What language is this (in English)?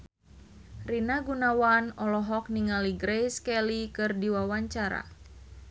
Sundanese